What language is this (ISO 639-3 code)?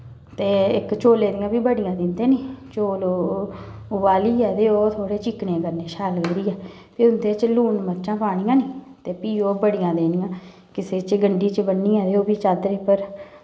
doi